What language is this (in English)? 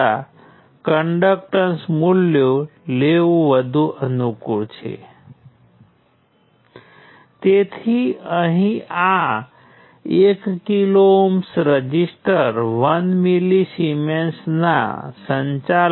Gujarati